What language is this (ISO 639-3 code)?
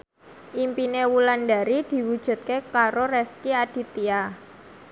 jav